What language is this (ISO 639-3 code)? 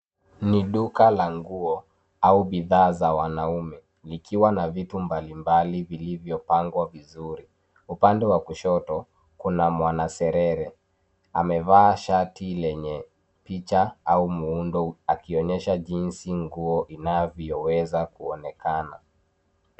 swa